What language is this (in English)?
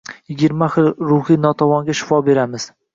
Uzbek